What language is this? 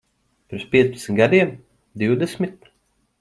Latvian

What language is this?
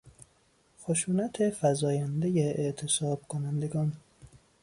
Persian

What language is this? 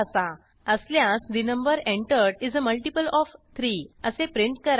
Marathi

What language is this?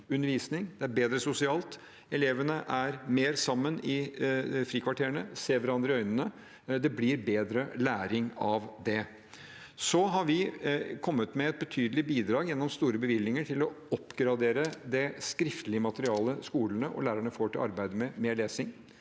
Norwegian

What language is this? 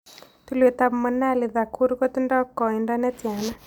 Kalenjin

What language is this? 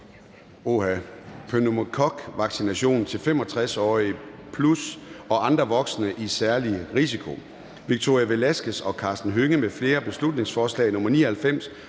Danish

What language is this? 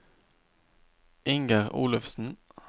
Norwegian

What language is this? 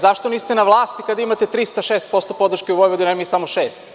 Serbian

